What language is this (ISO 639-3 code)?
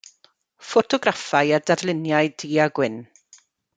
cym